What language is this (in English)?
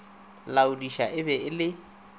Northern Sotho